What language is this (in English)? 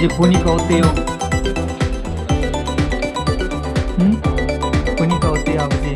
Korean